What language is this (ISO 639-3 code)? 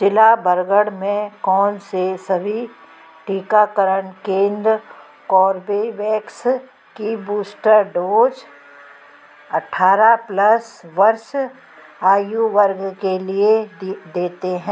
hin